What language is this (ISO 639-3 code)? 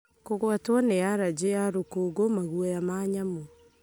kik